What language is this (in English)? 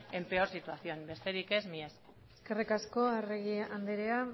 Basque